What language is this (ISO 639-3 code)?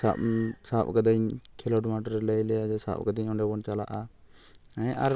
sat